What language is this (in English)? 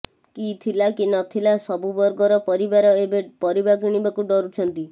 Odia